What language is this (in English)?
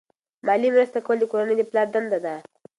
Pashto